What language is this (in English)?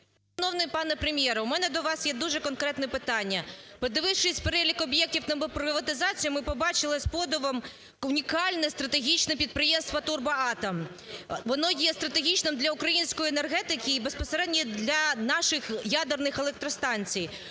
Ukrainian